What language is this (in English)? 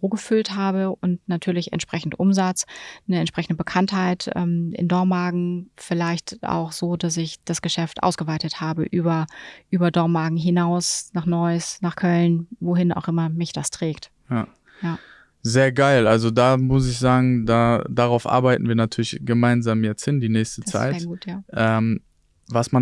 German